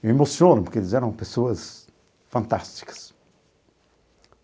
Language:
Portuguese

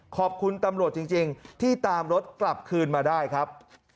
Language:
Thai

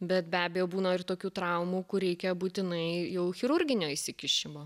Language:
Lithuanian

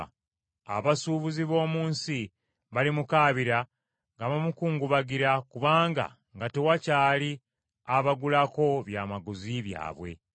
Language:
Ganda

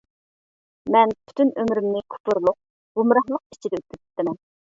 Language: Uyghur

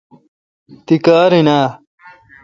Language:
Kalkoti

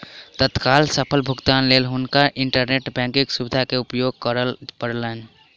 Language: Maithili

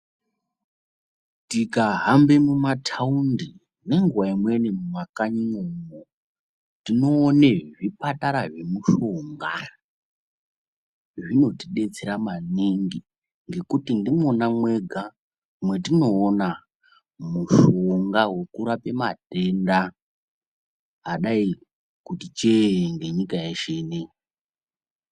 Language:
Ndau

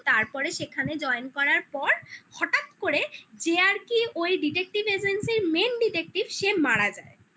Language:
Bangla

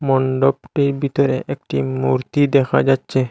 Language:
Bangla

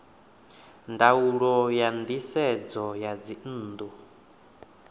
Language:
Venda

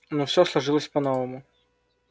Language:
Russian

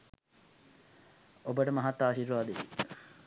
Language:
Sinhala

